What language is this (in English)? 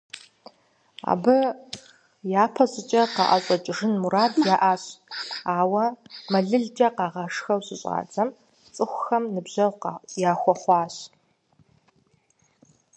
Kabardian